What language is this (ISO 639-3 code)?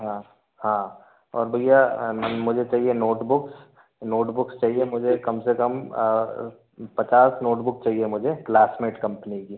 hin